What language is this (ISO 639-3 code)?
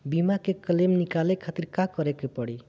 bho